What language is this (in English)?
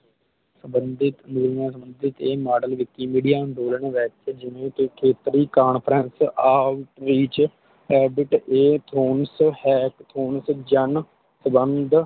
Punjabi